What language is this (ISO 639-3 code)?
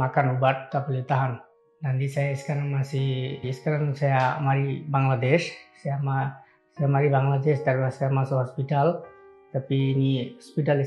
ben